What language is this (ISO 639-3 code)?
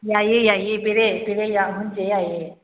mni